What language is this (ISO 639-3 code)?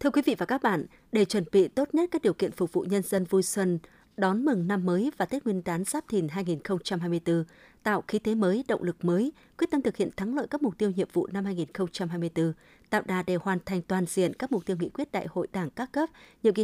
vie